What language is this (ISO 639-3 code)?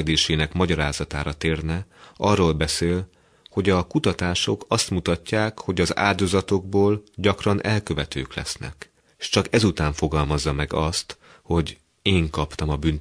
hun